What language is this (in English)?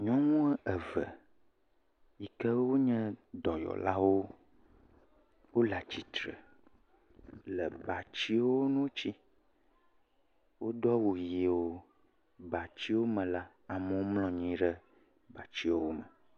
Ewe